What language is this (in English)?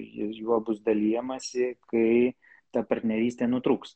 Lithuanian